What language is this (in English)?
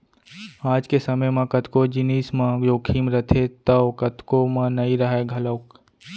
Chhattisgarhi